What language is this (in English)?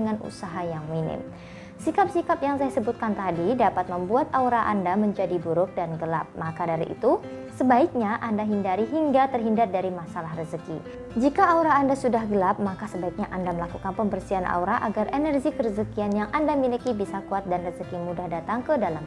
Indonesian